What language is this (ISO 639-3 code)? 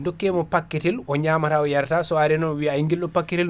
ful